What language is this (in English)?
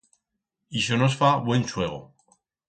Aragonese